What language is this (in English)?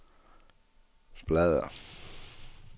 Danish